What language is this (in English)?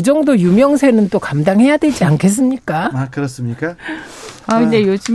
Korean